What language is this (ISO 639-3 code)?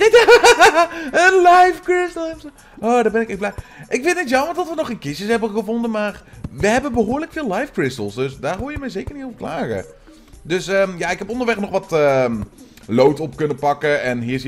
nld